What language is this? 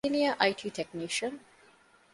Divehi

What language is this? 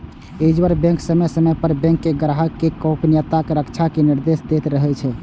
Maithili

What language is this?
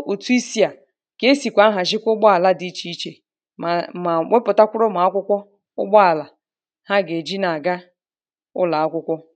Igbo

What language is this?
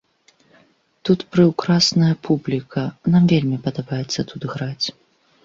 Belarusian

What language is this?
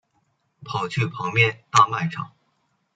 Chinese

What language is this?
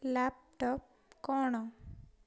Odia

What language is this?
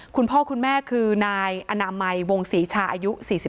Thai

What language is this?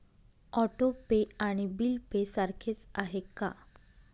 Marathi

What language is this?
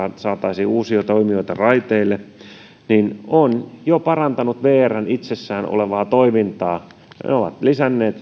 Finnish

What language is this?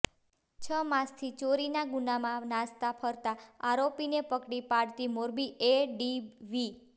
Gujarati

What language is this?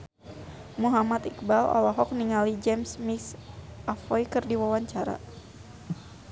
Sundanese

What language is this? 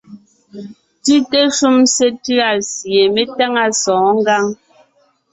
Ngiemboon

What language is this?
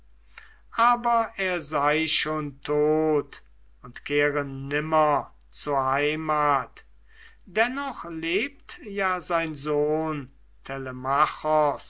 German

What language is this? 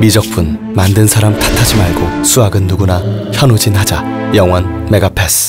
Korean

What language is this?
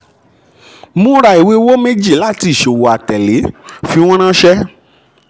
Yoruba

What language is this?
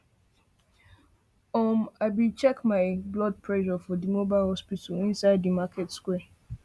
Nigerian Pidgin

